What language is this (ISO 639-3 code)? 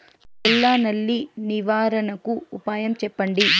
tel